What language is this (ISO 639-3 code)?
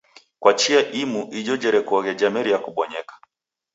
dav